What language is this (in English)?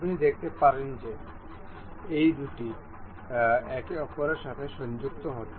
Bangla